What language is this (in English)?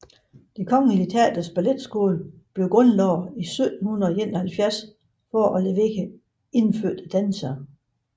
Danish